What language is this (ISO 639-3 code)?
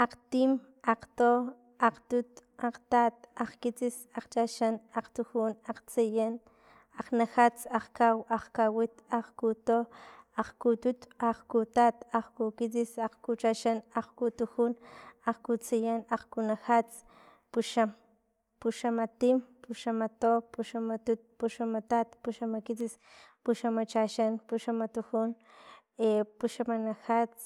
tlp